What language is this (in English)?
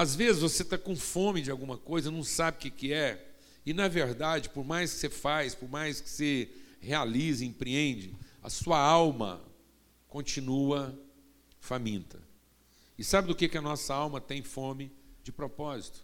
Portuguese